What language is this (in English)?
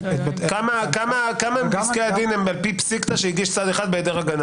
Hebrew